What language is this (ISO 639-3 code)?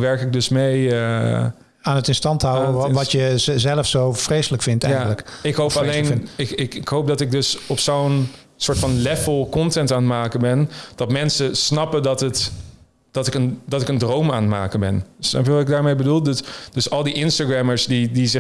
nld